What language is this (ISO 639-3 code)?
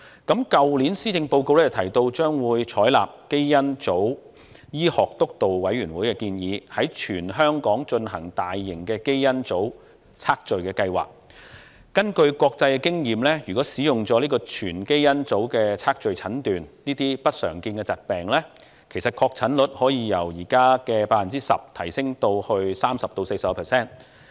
yue